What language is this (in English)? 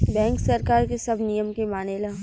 Bhojpuri